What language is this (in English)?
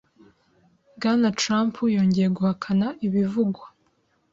Kinyarwanda